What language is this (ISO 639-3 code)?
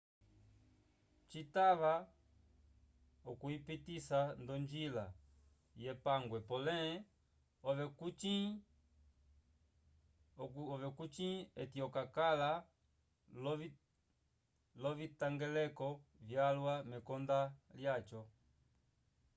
umb